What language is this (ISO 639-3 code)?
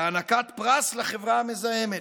heb